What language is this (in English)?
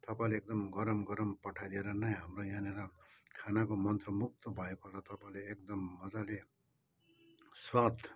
Nepali